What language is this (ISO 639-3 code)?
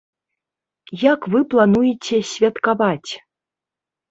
bel